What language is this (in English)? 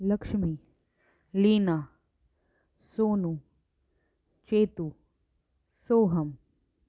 Sindhi